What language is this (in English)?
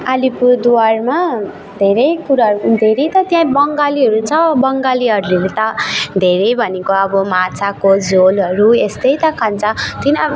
Nepali